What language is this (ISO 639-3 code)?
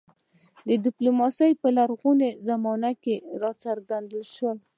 pus